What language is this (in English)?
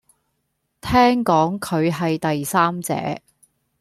Cantonese